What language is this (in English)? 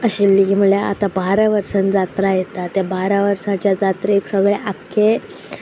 Konkani